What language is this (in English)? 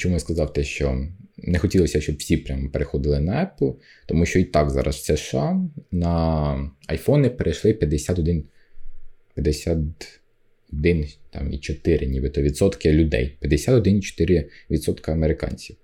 Ukrainian